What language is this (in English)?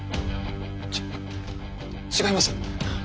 Japanese